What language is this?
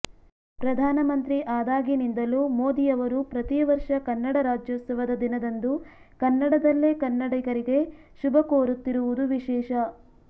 Kannada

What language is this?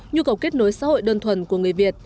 Vietnamese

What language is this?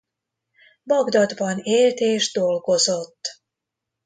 Hungarian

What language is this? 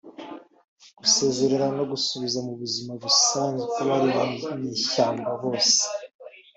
Kinyarwanda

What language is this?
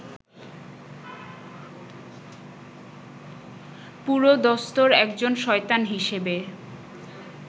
Bangla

